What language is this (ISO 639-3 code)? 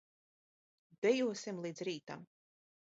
lav